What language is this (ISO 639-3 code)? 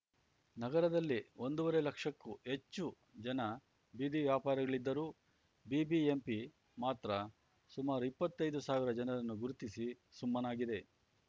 kan